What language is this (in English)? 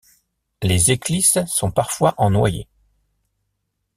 French